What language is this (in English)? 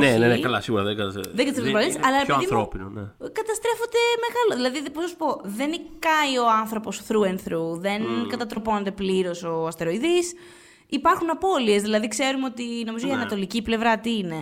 Greek